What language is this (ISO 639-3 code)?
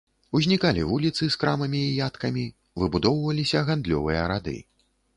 bel